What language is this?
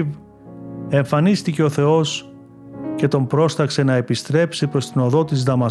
Greek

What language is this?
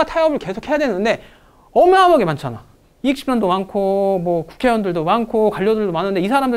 Korean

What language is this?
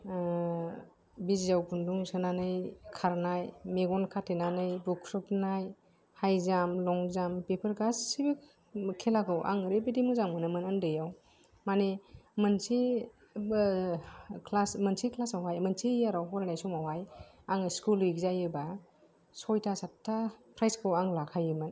Bodo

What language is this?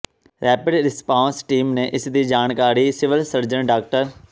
Punjabi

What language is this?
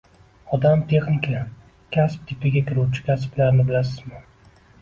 Uzbek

